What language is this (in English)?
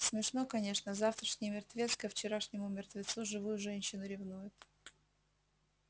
Russian